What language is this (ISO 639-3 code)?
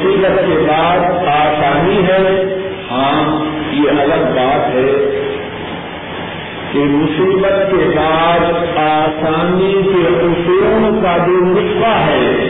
urd